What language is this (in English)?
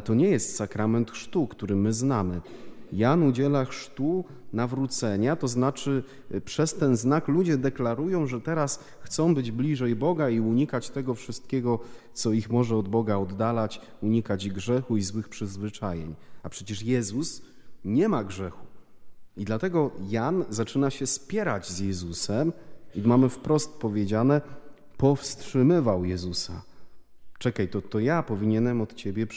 Polish